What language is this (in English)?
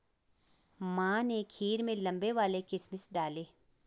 Hindi